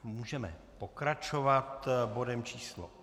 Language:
Czech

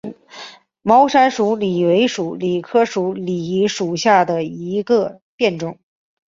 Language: Chinese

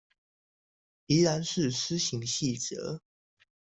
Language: Chinese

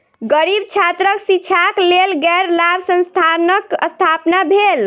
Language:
Maithili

